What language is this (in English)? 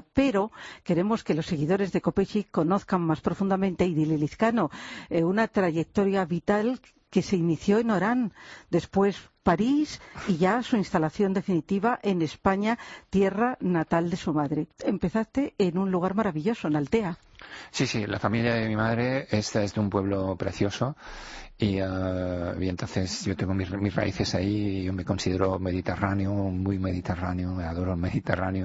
Spanish